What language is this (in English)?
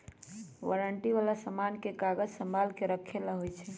Magahi